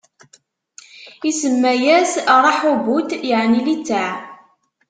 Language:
Kabyle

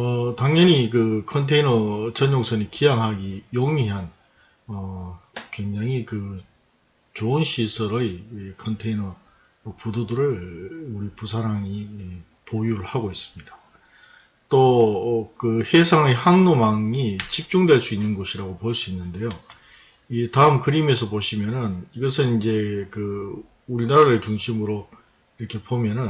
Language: Korean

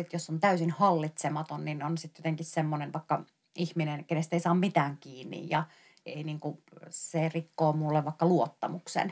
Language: Finnish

